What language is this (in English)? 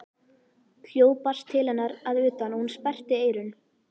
Icelandic